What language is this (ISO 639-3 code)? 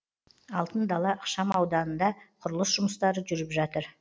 kaz